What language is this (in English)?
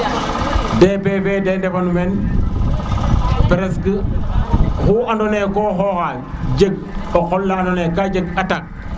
Serer